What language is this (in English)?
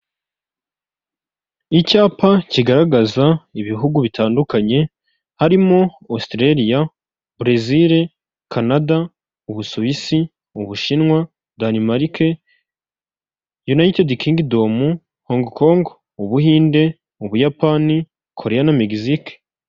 Kinyarwanda